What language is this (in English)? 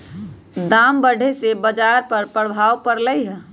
Magahi